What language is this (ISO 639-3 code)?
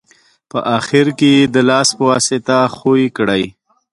pus